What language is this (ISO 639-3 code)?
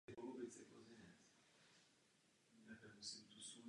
ces